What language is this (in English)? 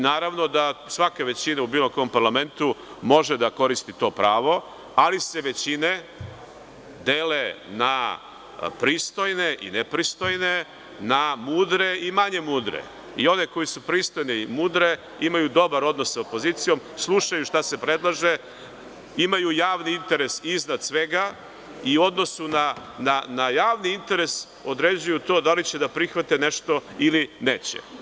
Serbian